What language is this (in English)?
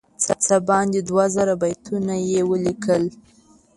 Pashto